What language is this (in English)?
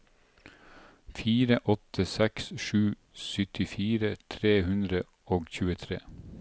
Norwegian